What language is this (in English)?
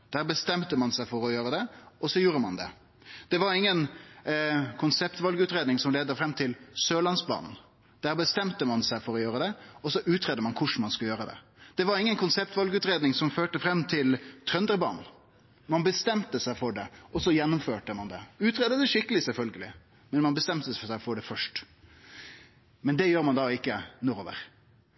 Norwegian Nynorsk